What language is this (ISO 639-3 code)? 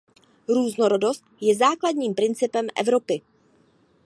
ces